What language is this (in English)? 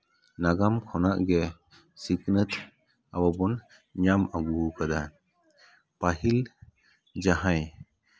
Santali